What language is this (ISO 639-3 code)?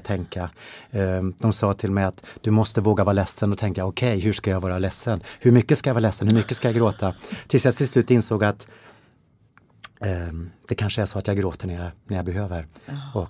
swe